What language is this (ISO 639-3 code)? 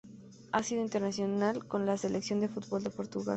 spa